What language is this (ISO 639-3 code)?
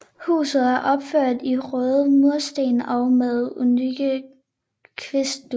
dan